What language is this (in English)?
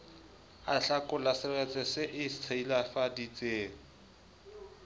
Southern Sotho